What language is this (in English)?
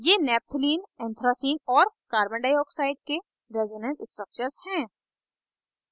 Hindi